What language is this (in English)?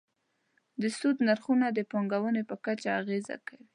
Pashto